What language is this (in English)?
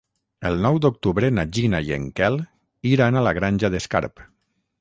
Catalan